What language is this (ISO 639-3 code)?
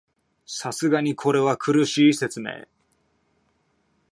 jpn